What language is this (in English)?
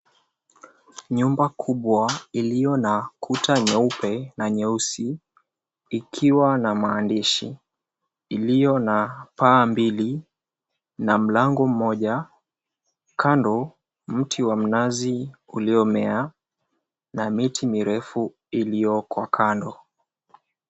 Swahili